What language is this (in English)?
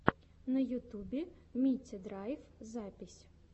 Russian